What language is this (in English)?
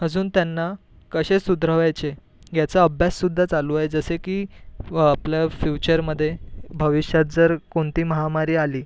Marathi